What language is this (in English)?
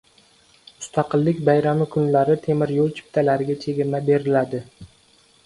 Uzbek